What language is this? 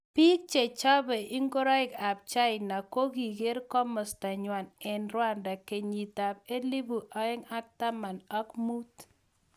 Kalenjin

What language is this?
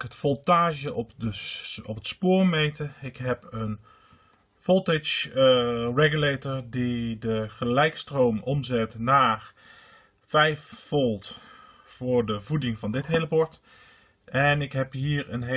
Dutch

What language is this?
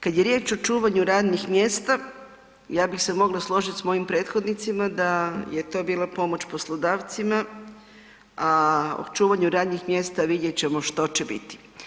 Croatian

